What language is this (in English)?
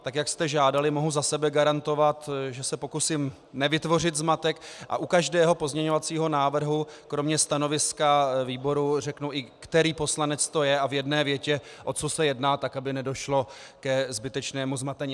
Czech